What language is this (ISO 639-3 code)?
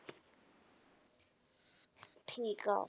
pan